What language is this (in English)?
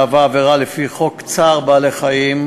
Hebrew